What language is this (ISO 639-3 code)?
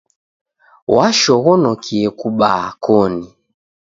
dav